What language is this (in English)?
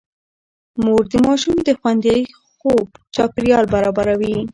Pashto